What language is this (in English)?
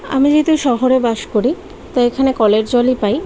Bangla